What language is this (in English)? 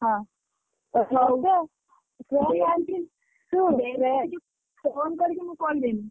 Odia